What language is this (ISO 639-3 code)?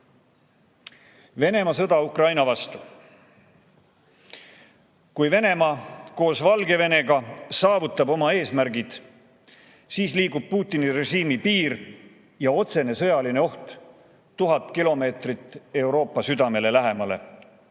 est